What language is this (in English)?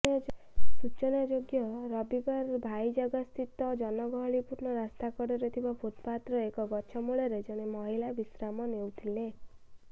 Odia